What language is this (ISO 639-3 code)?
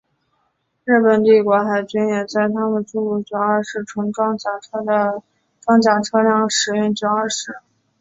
zho